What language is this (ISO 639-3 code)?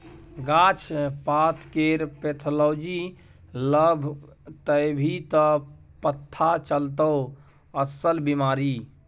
mai